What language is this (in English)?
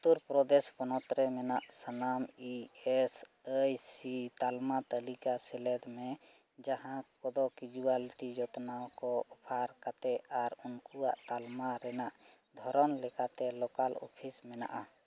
Santali